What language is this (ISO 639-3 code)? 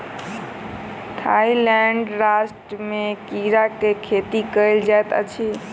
mai